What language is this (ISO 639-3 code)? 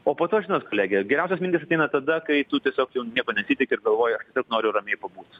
lit